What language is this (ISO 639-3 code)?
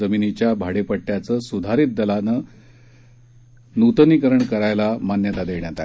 mar